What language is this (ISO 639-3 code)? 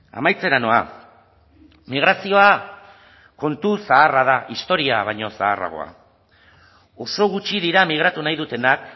eus